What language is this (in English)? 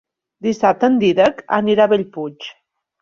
Catalan